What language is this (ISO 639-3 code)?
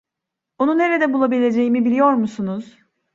tur